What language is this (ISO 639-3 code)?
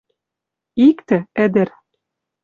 mrj